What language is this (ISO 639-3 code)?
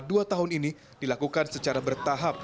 ind